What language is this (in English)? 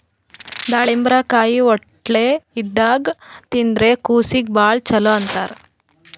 Kannada